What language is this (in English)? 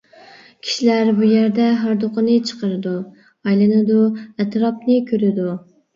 Uyghur